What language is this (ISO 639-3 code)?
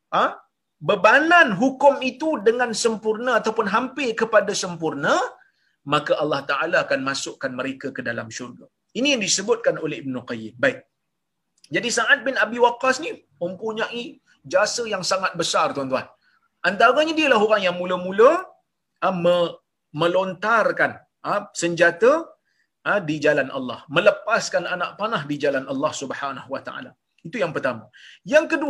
msa